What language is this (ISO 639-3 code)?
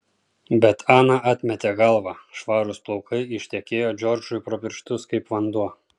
lit